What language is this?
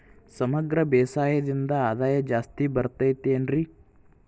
Kannada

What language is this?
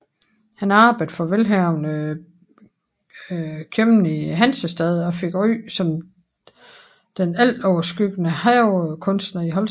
Danish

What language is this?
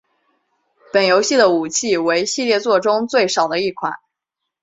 Chinese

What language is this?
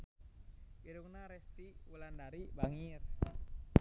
Sundanese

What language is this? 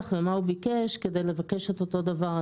Hebrew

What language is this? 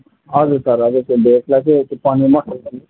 Nepali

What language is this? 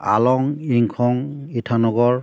Bodo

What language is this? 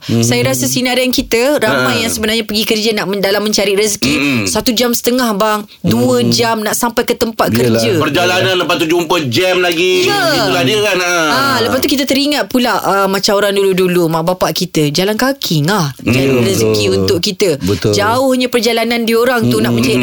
Malay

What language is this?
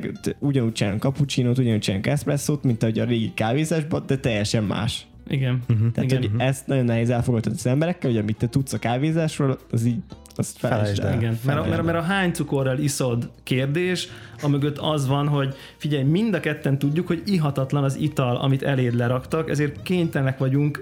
Hungarian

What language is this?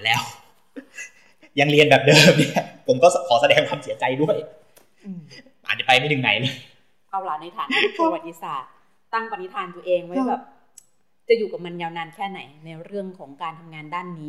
Thai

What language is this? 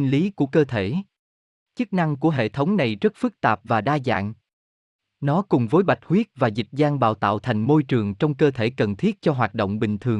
Vietnamese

